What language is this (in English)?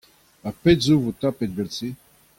Breton